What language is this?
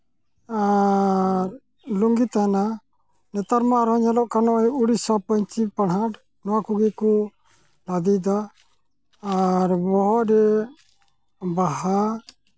Santali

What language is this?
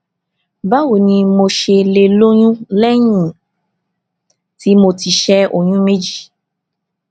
Yoruba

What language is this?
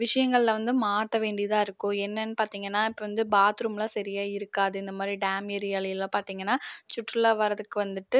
Tamil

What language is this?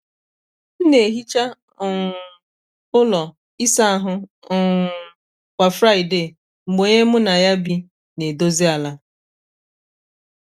Igbo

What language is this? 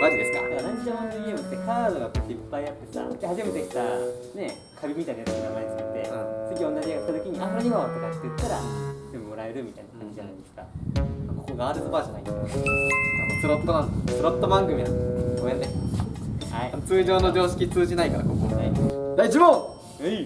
Japanese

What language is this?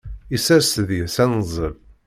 Kabyle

